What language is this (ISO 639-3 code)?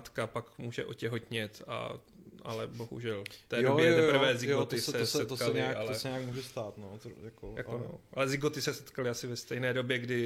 ces